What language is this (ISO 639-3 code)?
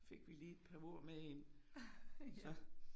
dan